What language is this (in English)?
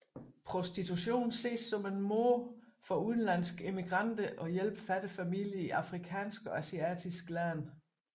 Danish